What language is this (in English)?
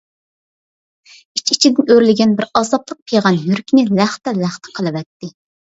Uyghur